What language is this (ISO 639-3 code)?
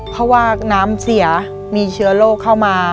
tha